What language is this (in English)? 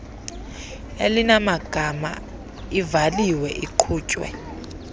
Xhosa